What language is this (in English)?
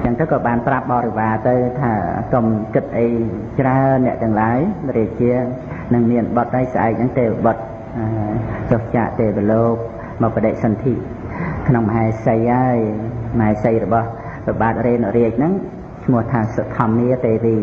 Khmer